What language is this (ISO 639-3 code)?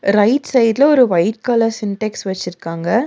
tam